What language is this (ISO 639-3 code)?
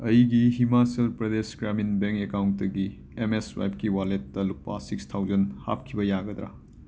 mni